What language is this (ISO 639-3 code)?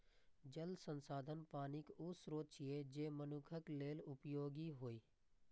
mai